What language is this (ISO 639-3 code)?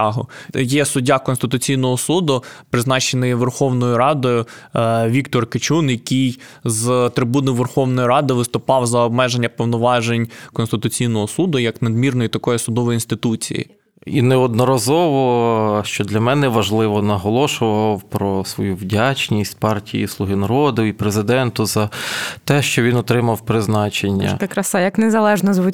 ukr